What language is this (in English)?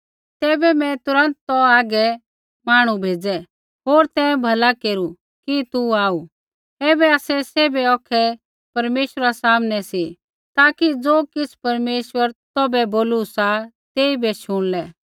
Kullu Pahari